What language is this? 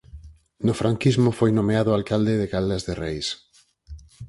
Galician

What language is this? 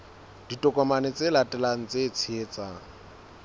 Southern Sotho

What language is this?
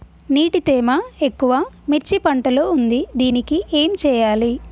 Telugu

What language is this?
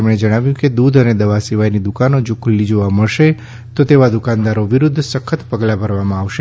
Gujarati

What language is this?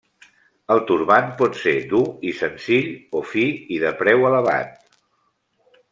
Catalan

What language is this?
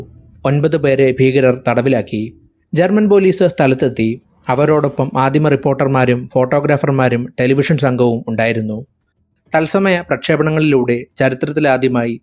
Malayalam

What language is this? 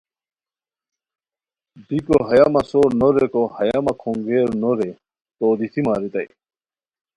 Khowar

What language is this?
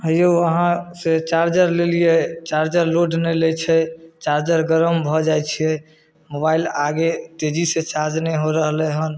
Maithili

